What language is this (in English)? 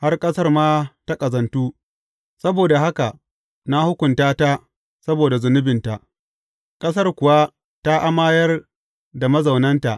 Hausa